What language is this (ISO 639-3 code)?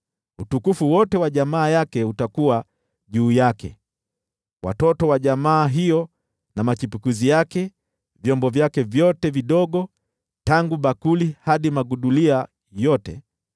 swa